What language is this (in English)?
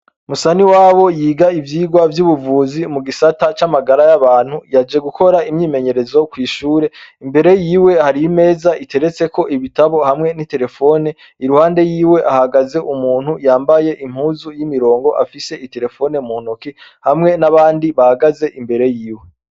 Rundi